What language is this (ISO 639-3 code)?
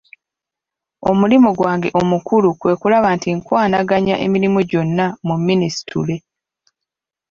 lug